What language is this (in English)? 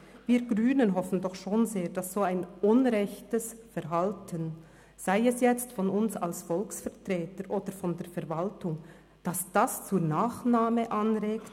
Swiss German